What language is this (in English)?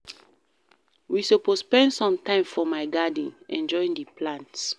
Nigerian Pidgin